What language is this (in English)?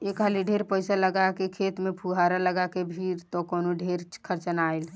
Bhojpuri